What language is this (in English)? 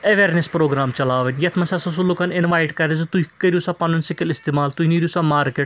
Kashmiri